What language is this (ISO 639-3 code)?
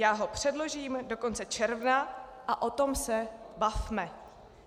ces